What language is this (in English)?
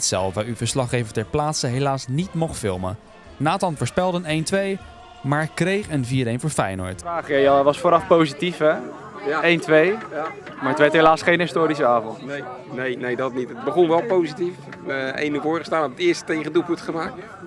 Dutch